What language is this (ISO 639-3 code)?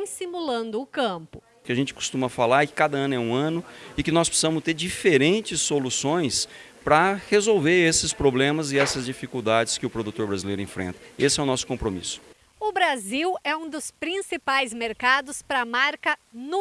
por